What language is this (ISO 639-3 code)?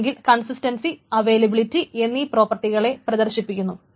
mal